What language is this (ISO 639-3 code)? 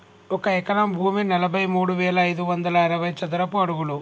tel